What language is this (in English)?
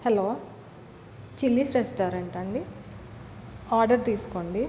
Telugu